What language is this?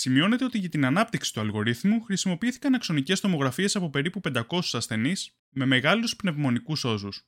Greek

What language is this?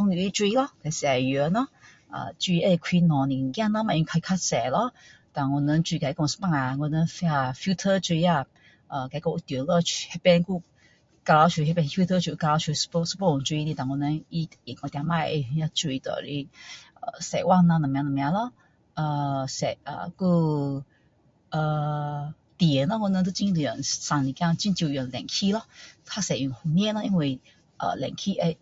Min Dong Chinese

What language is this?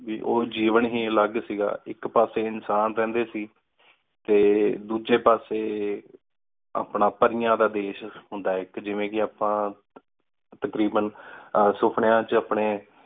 Punjabi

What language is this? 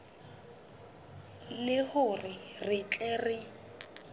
Southern Sotho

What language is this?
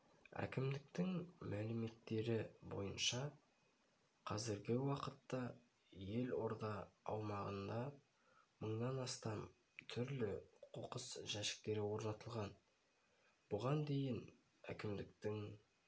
Kazakh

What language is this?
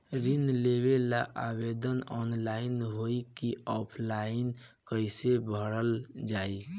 Bhojpuri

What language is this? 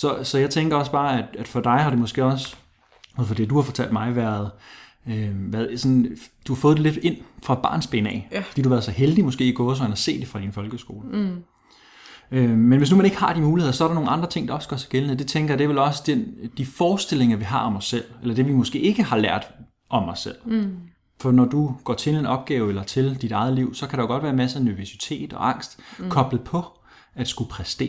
Danish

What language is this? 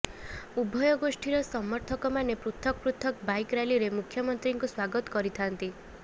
Odia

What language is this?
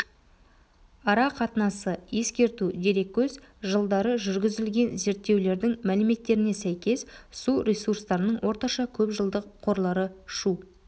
Kazakh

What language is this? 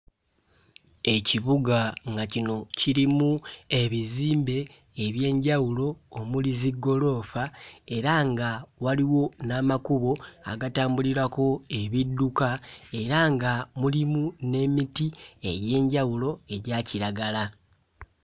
Ganda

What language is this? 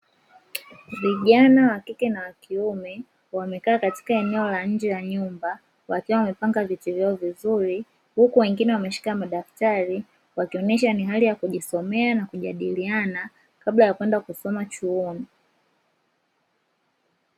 Swahili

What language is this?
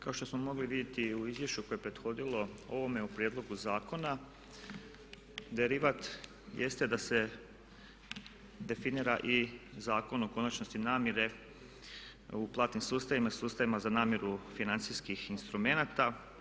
Croatian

